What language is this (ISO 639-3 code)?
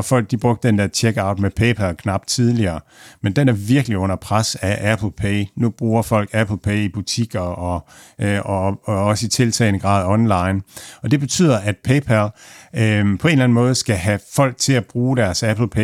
dan